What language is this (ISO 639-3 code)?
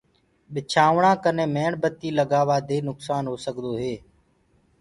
ggg